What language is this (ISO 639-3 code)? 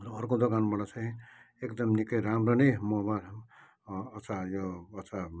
nep